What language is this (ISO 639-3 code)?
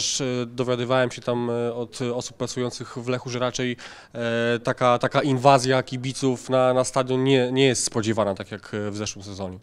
pol